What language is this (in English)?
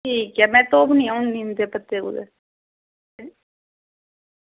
Dogri